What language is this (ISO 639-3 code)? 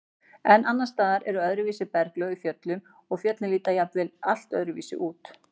isl